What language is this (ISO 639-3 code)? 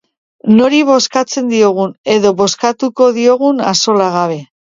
eus